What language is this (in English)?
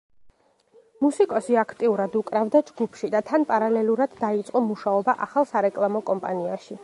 Georgian